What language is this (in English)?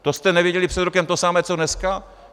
Czech